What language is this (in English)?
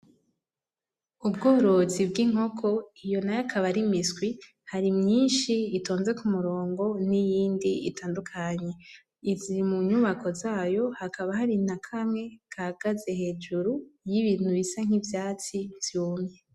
Rundi